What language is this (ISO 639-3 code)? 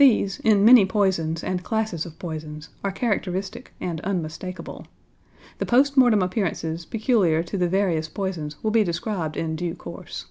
eng